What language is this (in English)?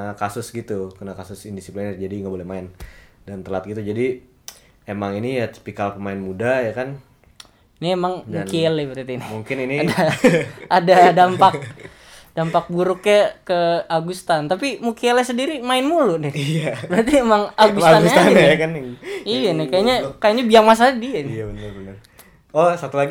Indonesian